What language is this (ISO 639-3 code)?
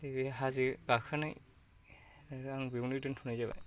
brx